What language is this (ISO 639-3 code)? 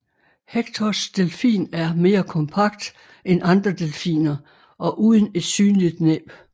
dan